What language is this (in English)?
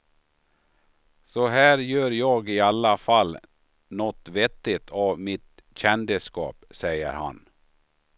Swedish